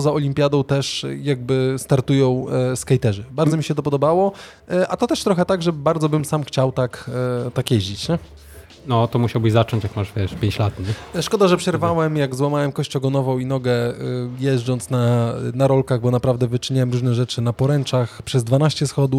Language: Polish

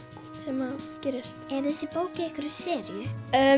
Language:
Icelandic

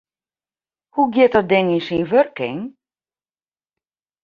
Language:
Western Frisian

